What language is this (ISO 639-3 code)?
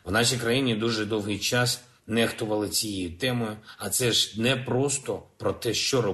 ukr